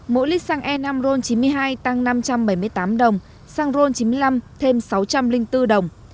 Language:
Vietnamese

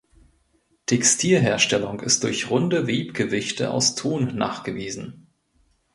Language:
German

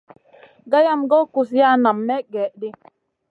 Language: Masana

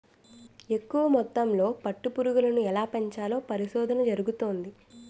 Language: Telugu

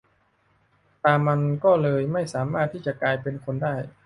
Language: Thai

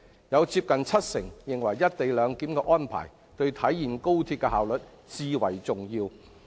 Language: Cantonese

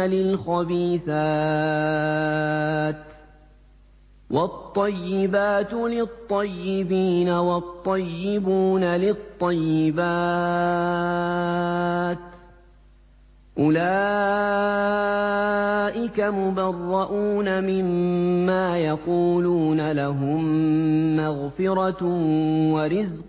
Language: Arabic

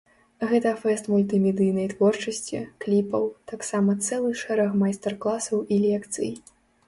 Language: Belarusian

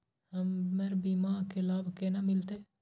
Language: Maithili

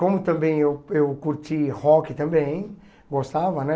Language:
Portuguese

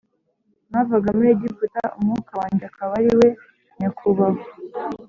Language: Kinyarwanda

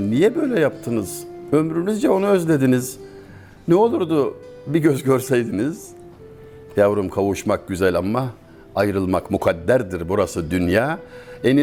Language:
Turkish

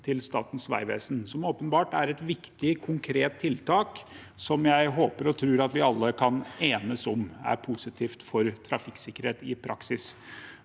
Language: Norwegian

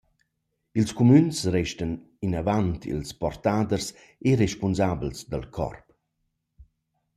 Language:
Romansh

